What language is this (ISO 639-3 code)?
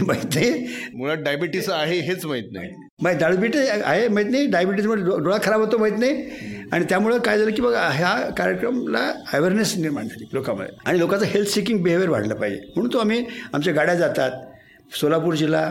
mar